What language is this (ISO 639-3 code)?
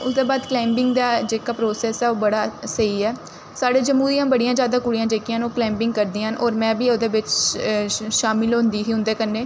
doi